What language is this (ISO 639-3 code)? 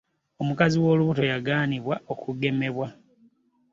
lug